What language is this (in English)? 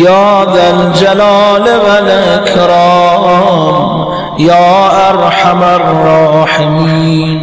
Arabic